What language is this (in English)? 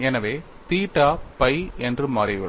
Tamil